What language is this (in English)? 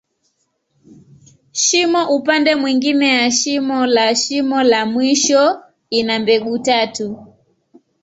Swahili